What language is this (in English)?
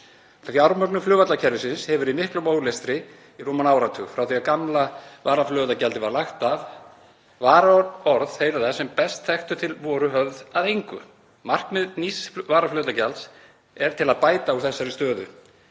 Icelandic